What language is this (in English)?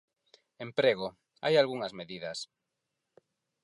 Galician